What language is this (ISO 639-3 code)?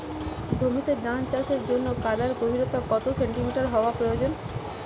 ben